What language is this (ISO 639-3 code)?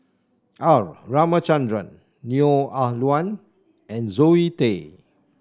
eng